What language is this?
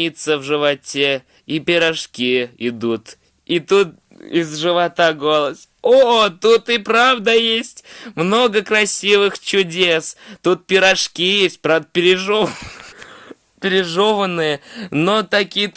Russian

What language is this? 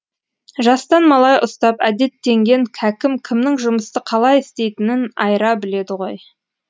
Kazakh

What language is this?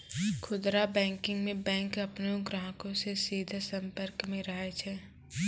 Maithili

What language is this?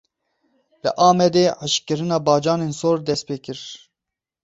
Kurdish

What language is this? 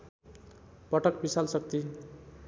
Nepali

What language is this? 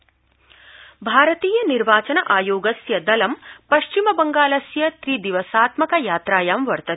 Sanskrit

